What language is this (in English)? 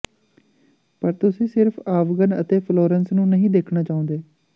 Punjabi